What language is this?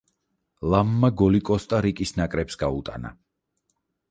Georgian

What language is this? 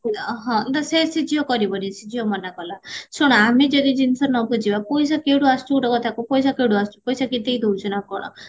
Odia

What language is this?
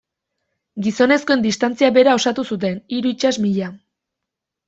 Basque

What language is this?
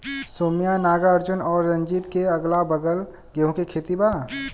Bhojpuri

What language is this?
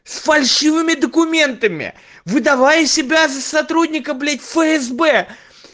Russian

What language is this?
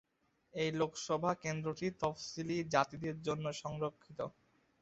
Bangla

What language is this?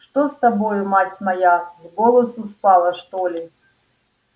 Russian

